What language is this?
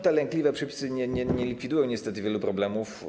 Polish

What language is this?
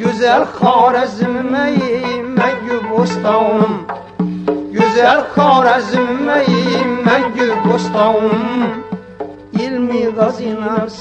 Uzbek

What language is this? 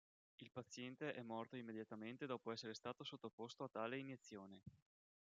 Italian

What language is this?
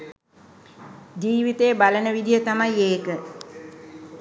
Sinhala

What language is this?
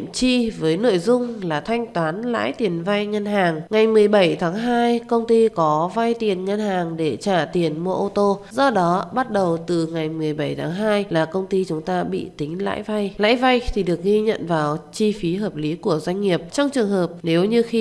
Vietnamese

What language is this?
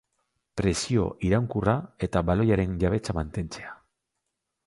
Basque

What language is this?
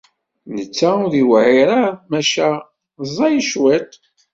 Kabyle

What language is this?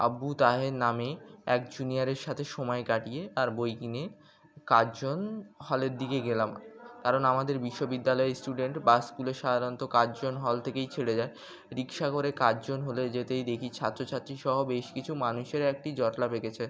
Bangla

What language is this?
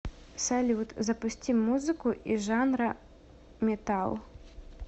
Russian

